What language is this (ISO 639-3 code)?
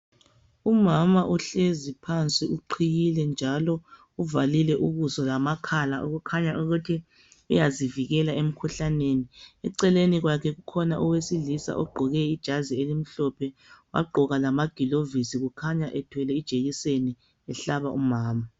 nde